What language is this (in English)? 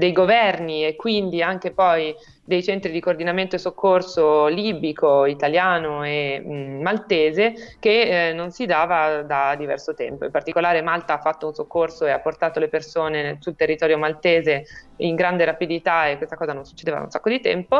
Italian